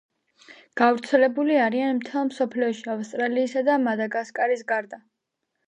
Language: Georgian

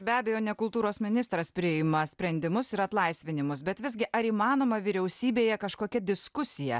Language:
Lithuanian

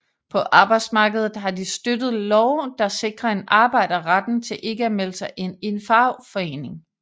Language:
Danish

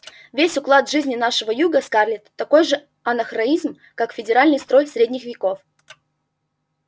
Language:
Russian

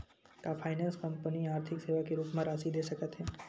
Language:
Chhattisgarhi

